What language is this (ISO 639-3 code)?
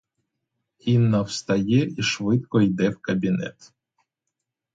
ukr